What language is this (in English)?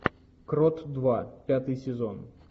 Russian